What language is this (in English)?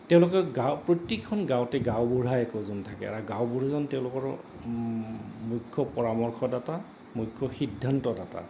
Assamese